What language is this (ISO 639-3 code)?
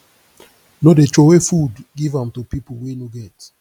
pcm